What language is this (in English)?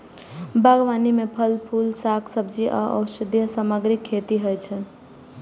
Maithili